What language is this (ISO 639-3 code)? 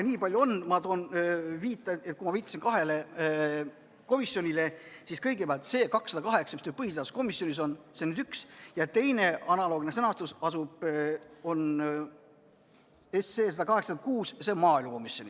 est